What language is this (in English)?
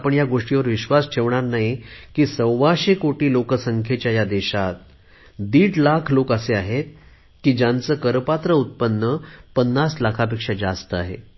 Marathi